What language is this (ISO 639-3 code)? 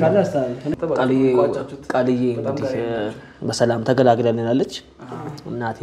ara